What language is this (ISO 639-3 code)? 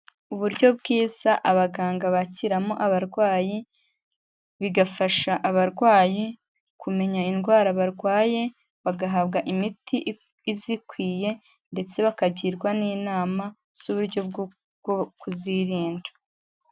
kin